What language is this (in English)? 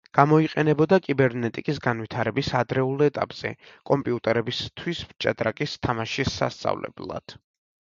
Georgian